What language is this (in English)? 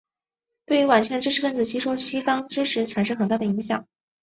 Chinese